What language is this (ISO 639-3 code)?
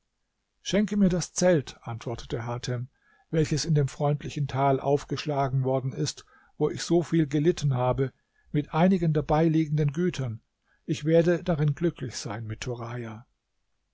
deu